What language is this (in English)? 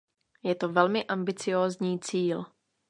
Czech